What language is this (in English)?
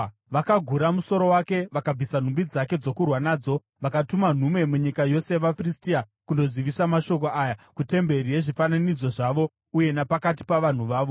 Shona